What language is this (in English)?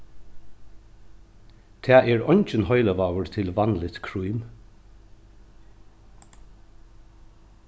Faroese